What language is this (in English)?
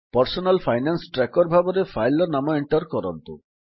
Odia